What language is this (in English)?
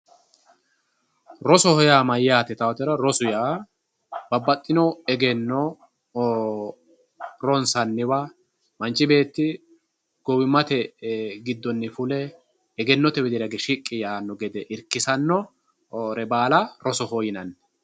Sidamo